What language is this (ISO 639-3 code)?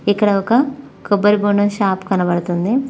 tel